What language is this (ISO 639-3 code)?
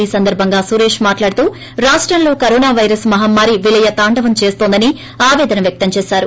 tel